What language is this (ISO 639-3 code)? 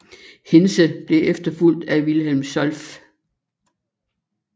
dan